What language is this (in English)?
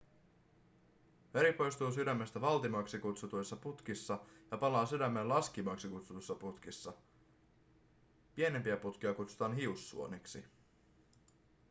Finnish